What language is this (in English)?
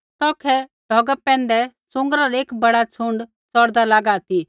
Kullu Pahari